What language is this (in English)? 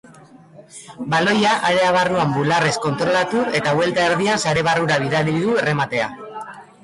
Basque